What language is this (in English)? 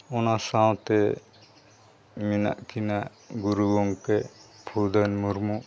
Santali